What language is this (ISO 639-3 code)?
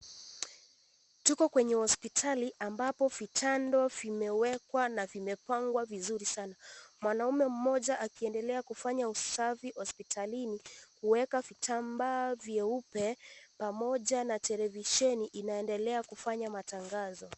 swa